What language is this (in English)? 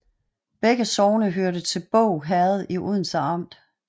Danish